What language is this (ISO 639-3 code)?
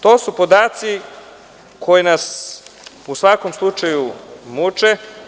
srp